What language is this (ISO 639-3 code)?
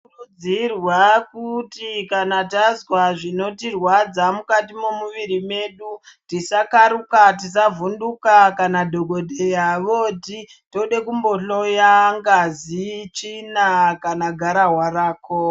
ndc